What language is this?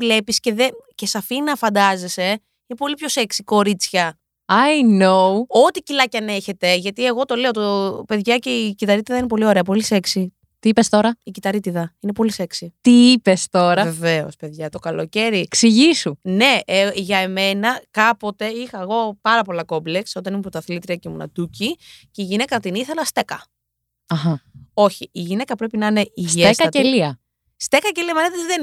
Greek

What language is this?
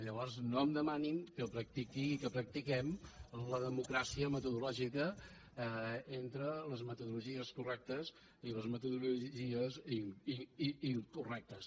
Catalan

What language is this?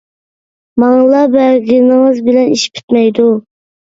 Uyghur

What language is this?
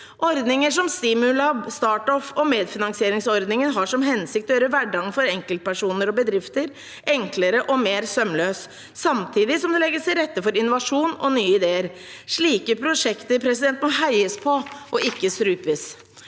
Norwegian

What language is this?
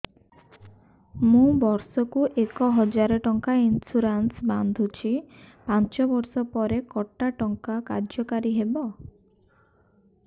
Odia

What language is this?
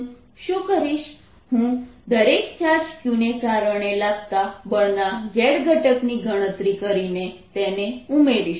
Gujarati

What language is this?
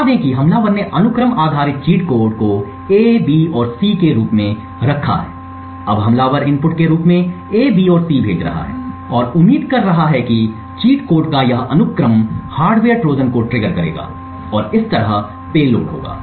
Hindi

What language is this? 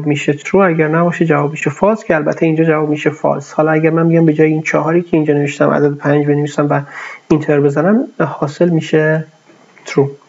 Persian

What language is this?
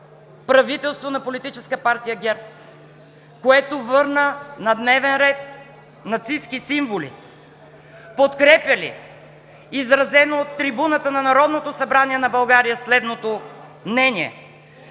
Bulgarian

